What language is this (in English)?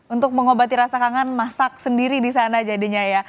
Indonesian